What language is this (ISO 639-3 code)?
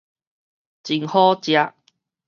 nan